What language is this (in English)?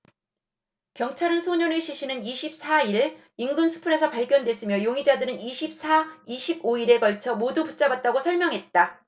Korean